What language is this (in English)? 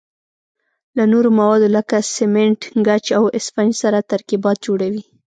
Pashto